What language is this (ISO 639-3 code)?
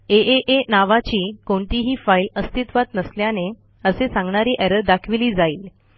mar